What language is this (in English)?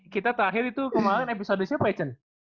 Indonesian